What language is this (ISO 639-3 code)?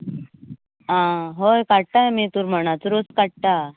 kok